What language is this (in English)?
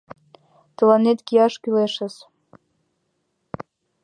Mari